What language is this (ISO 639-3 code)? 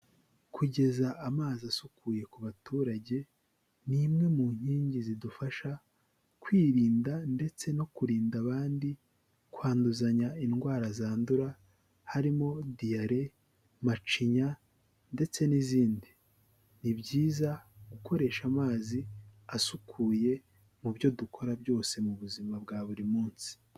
kin